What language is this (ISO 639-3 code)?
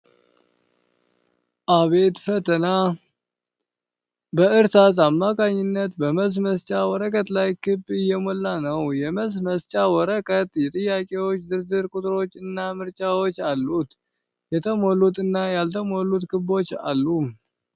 amh